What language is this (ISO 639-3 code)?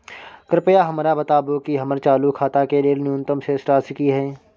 mai